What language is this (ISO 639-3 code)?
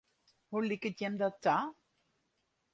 fry